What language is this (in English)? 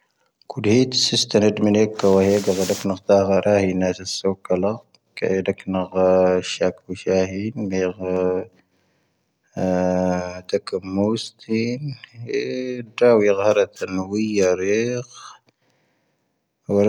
Tahaggart Tamahaq